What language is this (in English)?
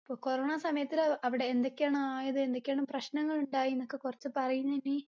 Malayalam